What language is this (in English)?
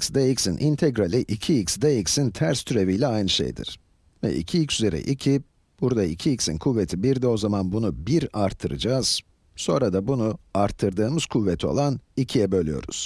Turkish